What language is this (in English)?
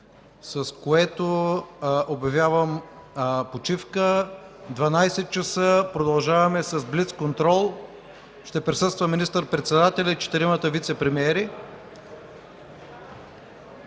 Bulgarian